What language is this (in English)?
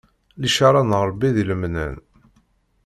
Kabyle